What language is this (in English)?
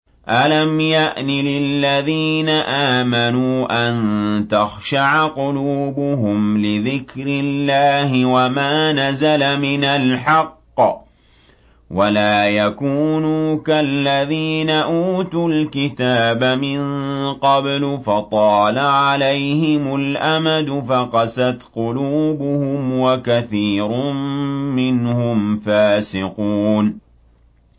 Arabic